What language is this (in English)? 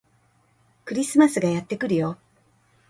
Japanese